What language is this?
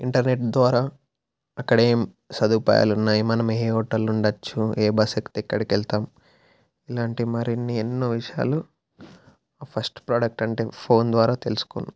Telugu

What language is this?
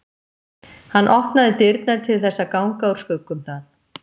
Icelandic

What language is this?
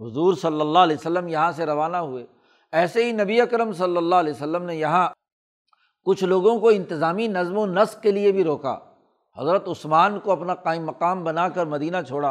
Urdu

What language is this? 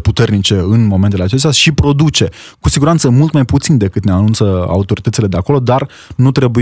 Romanian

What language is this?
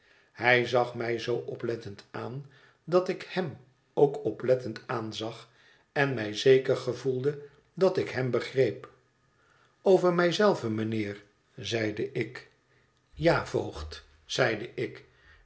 Dutch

